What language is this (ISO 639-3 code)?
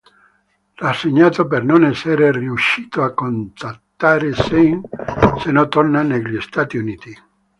ita